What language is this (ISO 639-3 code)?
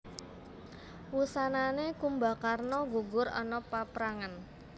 jav